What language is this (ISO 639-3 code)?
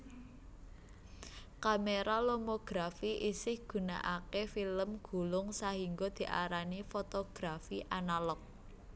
jav